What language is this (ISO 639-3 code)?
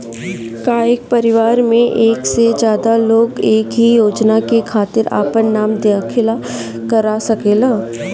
bho